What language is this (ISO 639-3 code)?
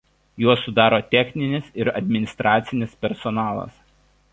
lit